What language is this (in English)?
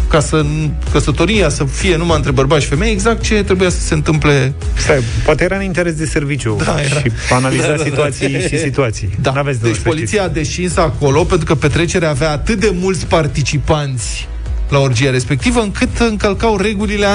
Romanian